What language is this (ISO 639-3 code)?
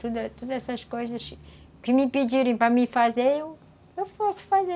por